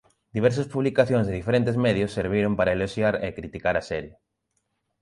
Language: Galician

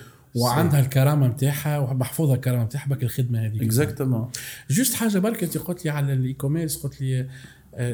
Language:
Arabic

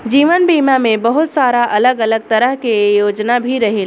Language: Bhojpuri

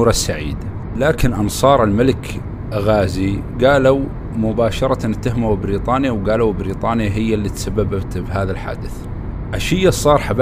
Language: Arabic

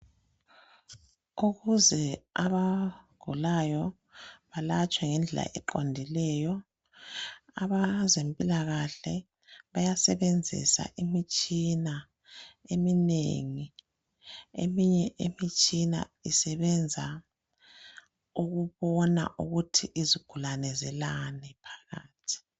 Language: North Ndebele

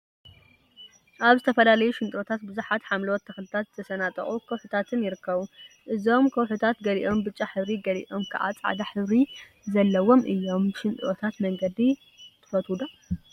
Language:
Tigrinya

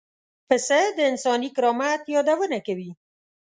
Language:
Pashto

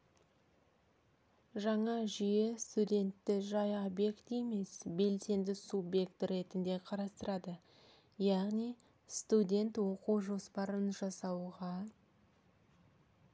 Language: Kazakh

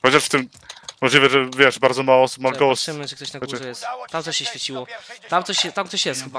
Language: Polish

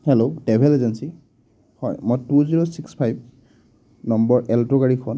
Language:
Assamese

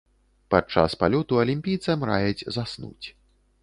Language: Belarusian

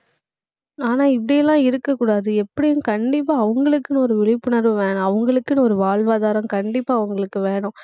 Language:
Tamil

